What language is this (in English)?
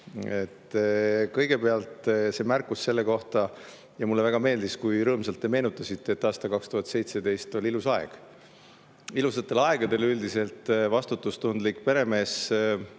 Estonian